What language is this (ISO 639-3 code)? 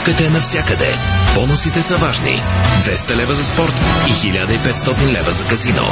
bul